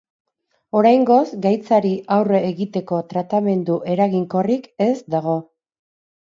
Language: Basque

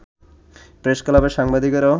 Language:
Bangla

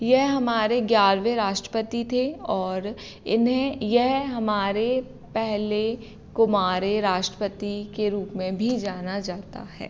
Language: Hindi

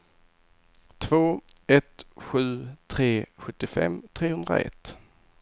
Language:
Swedish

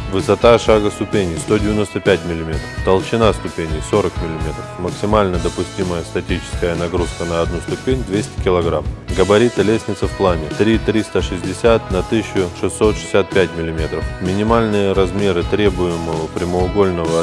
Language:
Russian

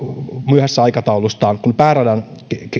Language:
Finnish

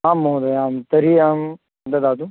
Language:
Sanskrit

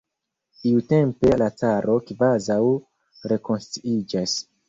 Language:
Esperanto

